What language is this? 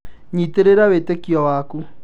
Kikuyu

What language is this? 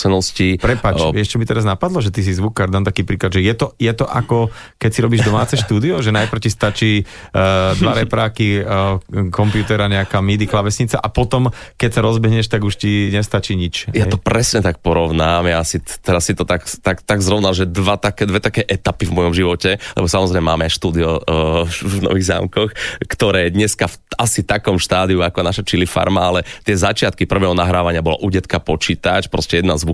Slovak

